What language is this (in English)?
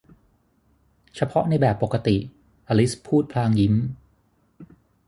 Thai